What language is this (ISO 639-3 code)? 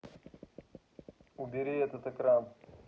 rus